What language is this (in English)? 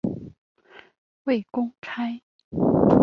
Chinese